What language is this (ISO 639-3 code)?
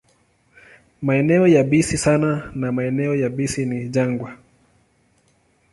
swa